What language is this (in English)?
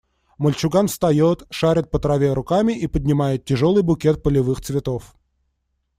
Russian